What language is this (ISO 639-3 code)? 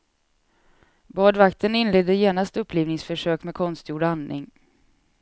swe